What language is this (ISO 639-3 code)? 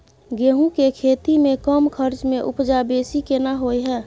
mai